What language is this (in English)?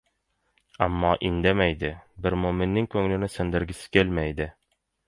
Uzbek